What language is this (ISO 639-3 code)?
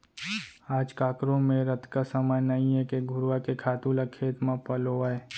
hne